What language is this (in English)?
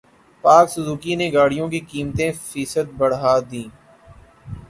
Urdu